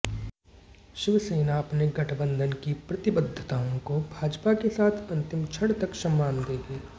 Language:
Hindi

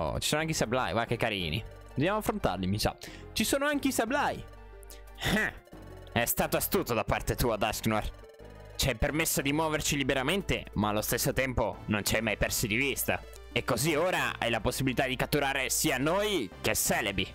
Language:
Italian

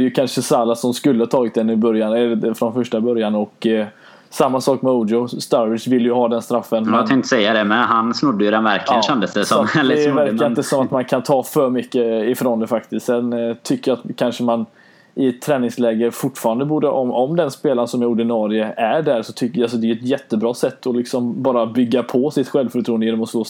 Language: Swedish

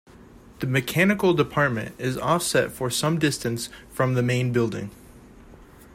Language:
English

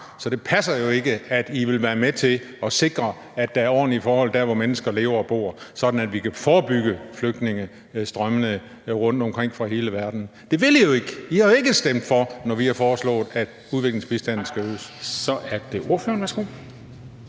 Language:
Danish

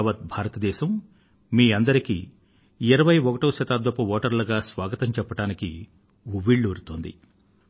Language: Telugu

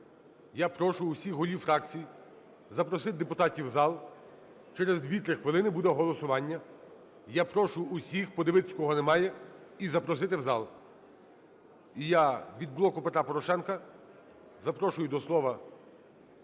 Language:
Ukrainian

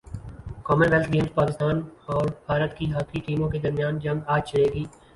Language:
Urdu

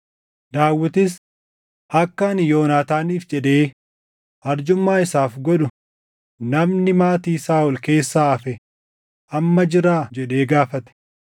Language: Oromo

